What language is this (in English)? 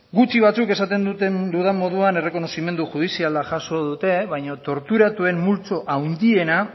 Basque